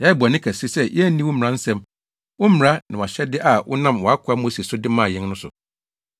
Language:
Akan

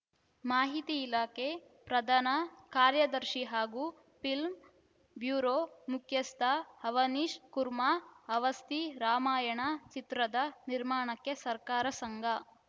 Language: Kannada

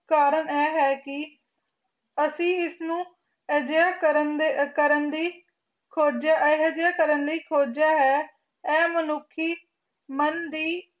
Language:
Punjabi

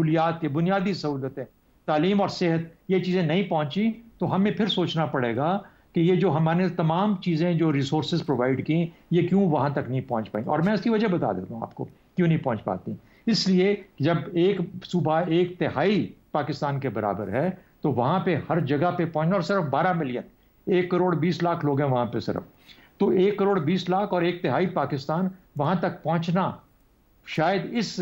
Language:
Hindi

